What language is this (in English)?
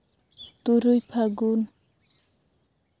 Santali